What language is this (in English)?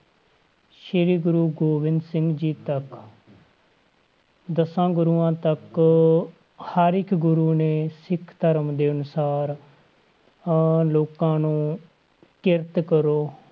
Punjabi